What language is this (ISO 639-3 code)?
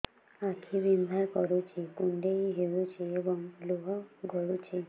ori